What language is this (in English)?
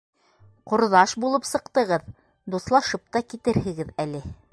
Bashkir